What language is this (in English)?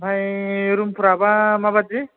Bodo